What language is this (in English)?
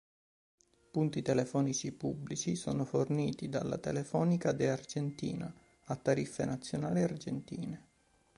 Italian